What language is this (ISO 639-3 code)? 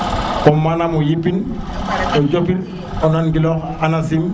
srr